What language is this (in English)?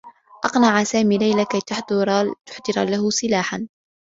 Arabic